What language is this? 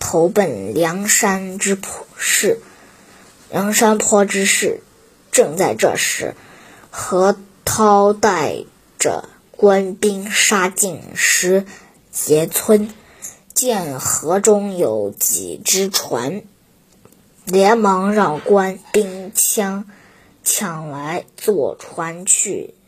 Chinese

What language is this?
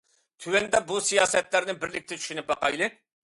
Uyghur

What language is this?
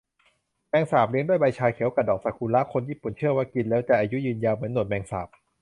Thai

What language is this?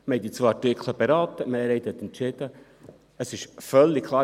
Swiss German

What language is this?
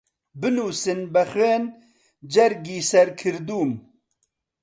Central Kurdish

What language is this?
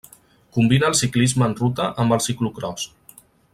Catalan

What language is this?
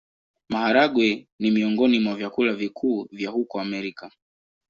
Swahili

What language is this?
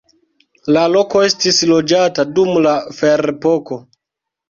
Esperanto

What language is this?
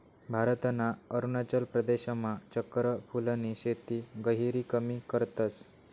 Marathi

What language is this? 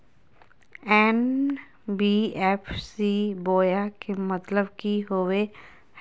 Magahi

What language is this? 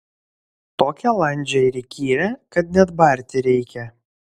Lithuanian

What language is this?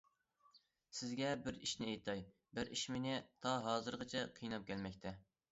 Uyghur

